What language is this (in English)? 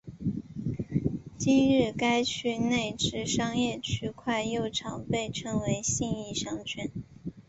Chinese